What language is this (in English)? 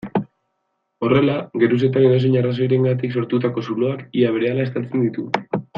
Basque